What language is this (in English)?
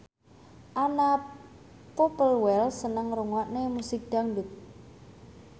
Javanese